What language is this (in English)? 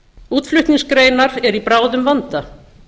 Icelandic